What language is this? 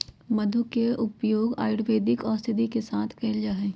Magahi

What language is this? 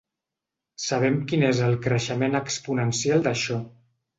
Catalan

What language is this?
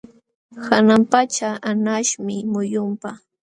Jauja Wanca Quechua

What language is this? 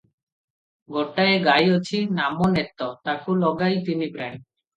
Odia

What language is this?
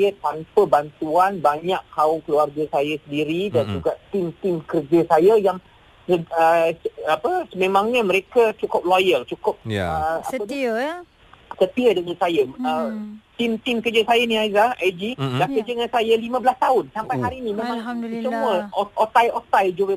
Malay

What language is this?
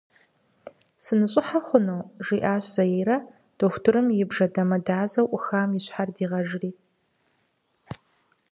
Kabardian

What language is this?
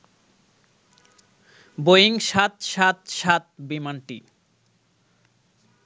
Bangla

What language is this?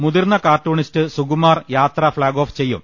Malayalam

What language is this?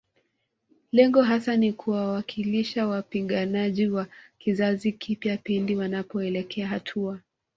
Swahili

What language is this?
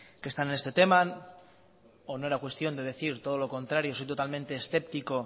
Spanish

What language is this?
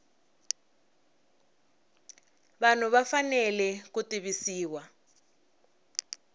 Tsonga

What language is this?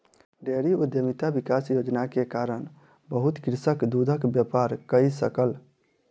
Maithili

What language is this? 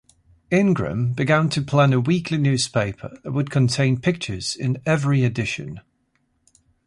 English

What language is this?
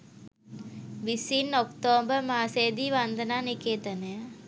Sinhala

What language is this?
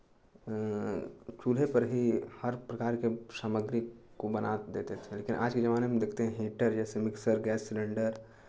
Hindi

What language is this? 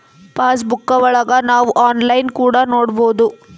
Kannada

